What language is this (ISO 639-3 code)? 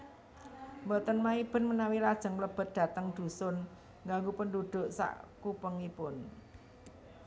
jav